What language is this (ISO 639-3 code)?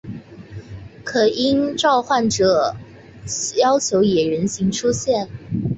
zho